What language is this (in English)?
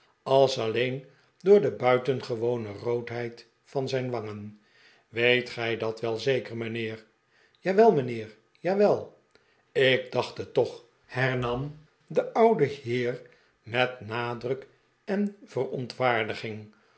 Dutch